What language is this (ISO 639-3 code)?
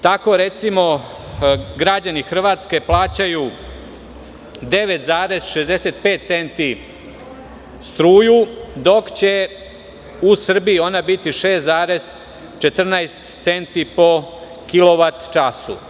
srp